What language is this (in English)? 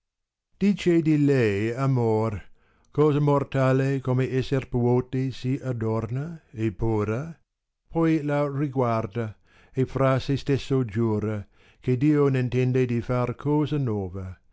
Italian